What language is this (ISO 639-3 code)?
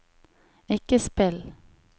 nor